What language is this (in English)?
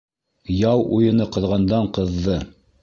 Bashkir